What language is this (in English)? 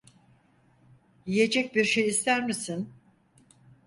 Turkish